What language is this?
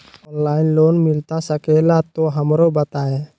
Magahi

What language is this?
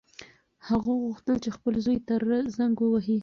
Pashto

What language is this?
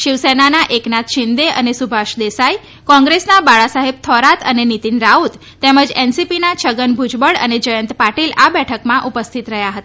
Gujarati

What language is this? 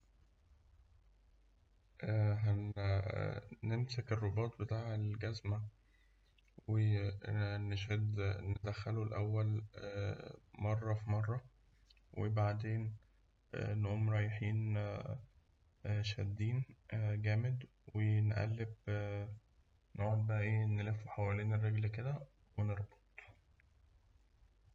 Egyptian Arabic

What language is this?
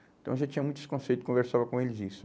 Portuguese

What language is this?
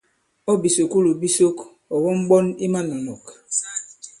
Bankon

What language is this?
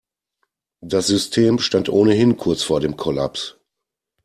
German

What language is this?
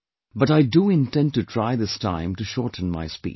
English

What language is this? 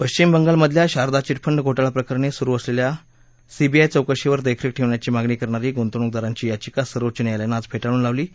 Marathi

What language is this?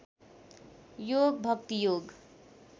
Nepali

